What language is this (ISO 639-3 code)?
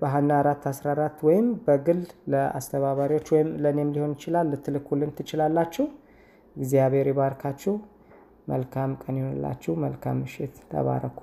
amh